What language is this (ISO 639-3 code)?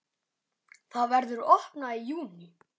isl